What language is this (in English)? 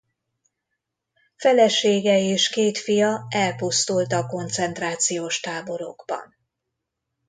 Hungarian